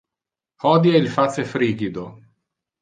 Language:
Interlingua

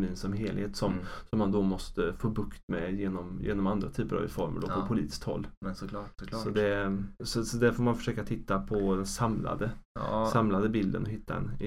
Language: Swedish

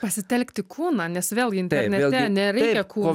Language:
Lithuanian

